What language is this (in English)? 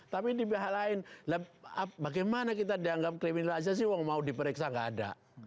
Indonesian